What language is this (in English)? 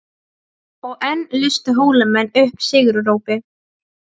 Icelandic